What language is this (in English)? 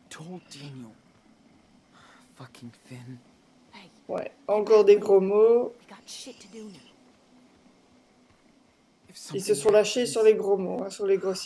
French